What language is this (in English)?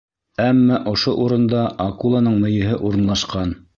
Bashkir